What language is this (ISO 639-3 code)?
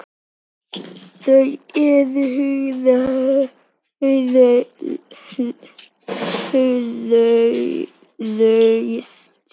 isl